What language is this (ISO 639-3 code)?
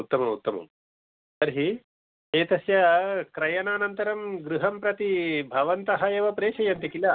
san